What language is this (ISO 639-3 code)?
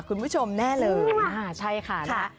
tha